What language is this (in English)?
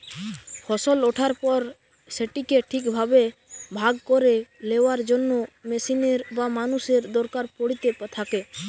Bangla